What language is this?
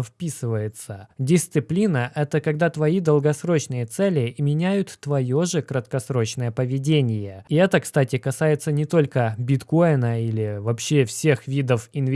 Russian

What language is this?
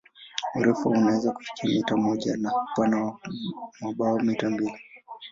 Swahili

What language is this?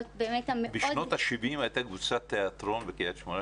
Hebrew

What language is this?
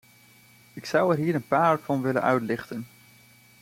Dutch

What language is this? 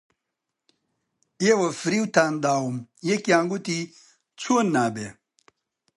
Central Kurdish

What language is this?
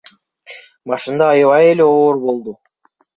Kyrgyz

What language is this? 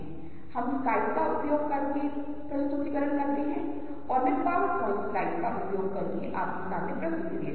Hindi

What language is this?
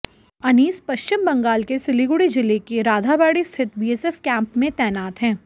Hindi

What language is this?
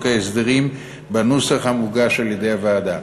Hebrew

